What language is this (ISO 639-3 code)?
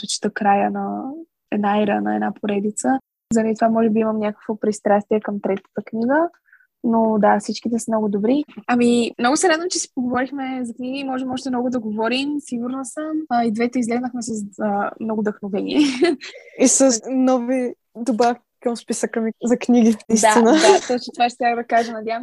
bul